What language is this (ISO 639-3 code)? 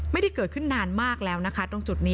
tha